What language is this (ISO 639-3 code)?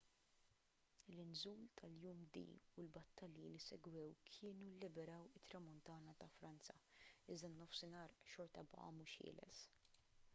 mlt